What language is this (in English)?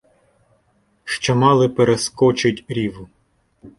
Ukrainian